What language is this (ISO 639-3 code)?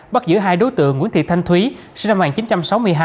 vie